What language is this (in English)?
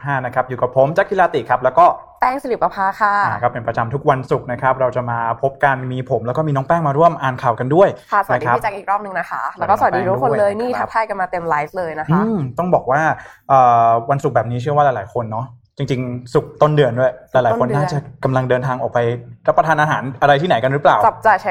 Thai